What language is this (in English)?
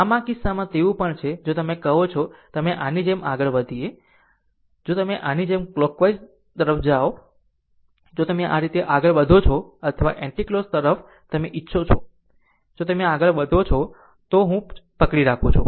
Gujarati